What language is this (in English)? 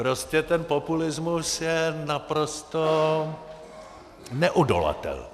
Czech